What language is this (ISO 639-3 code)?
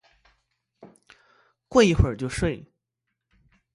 zho